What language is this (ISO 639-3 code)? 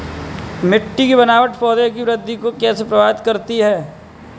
hin